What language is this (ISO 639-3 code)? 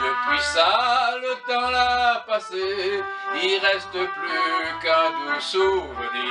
fra